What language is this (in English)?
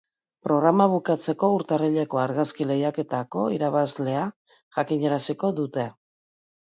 Basque